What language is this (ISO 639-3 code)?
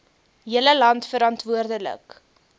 afr